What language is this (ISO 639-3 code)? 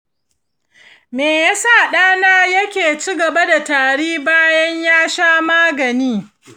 hau